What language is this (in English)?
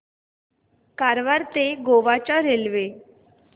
Marathi